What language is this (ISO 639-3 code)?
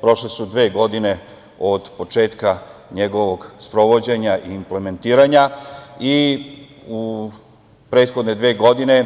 srp